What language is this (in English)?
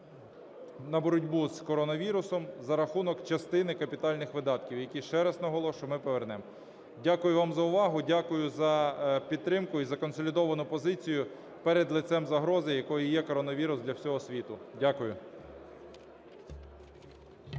Ukrainian